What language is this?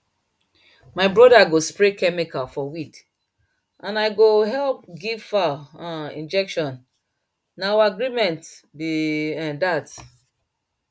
Nigerian Pidgin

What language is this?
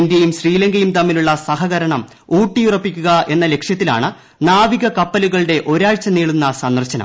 Malayalam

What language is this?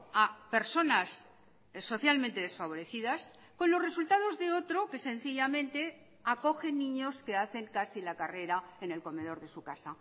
Spanish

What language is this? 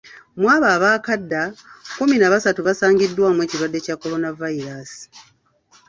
Ganda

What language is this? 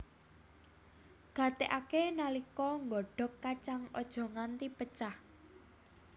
Javanese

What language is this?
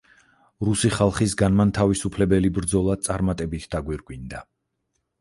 Georgian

